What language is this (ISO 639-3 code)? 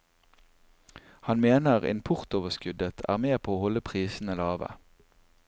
nor